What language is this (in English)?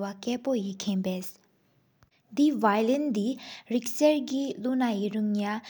Sikkimese